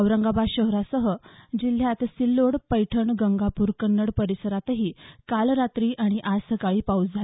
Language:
Marathi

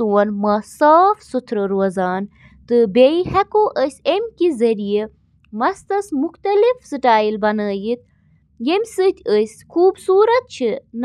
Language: Kashmiri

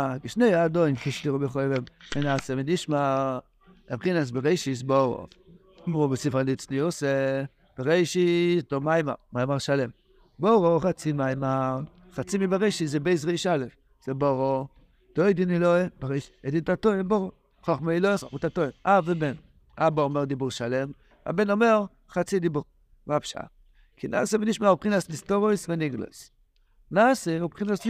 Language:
Hebrew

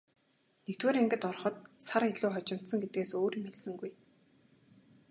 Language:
Mongolian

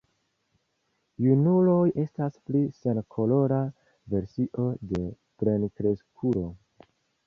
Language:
Esperanto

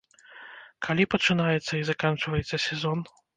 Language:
Belarusian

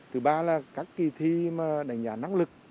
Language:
Vietnamese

